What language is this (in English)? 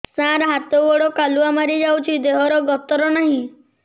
Odia